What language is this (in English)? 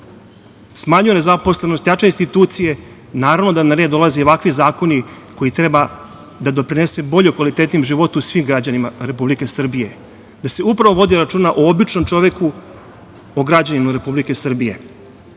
Serbian